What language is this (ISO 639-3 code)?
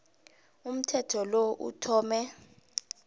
nbl